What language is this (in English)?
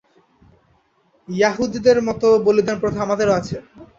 Bangla